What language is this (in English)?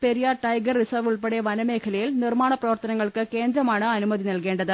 Malayalam